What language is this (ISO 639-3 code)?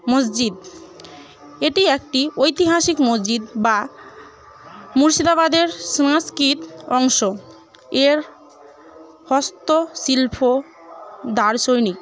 ben